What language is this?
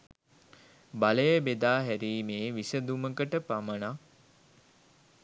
Sinhala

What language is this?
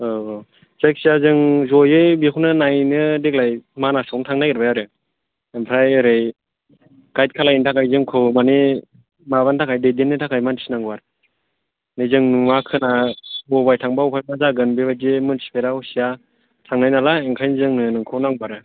Bodo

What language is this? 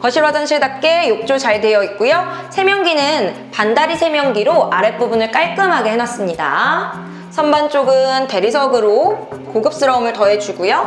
Korean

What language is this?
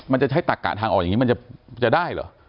Thai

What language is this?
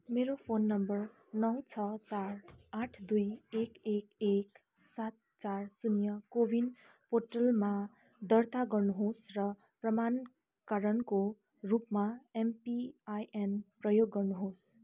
Nepali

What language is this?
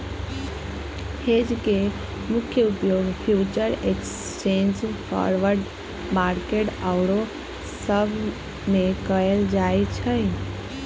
Magahi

